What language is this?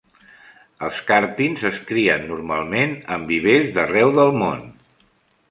Catalan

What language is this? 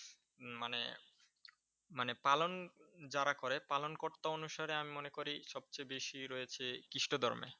Bangla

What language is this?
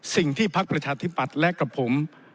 Thai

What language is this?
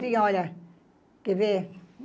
Portuguese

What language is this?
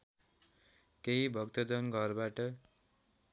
Nepali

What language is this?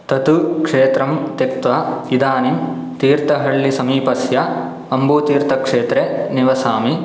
Sanskrit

